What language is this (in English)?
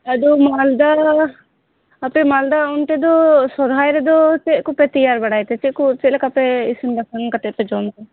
Santali